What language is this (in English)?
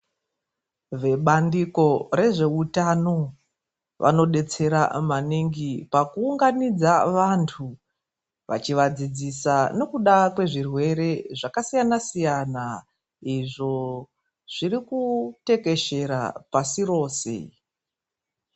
Ndau